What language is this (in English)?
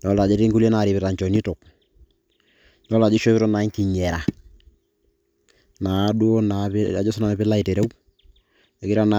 Masai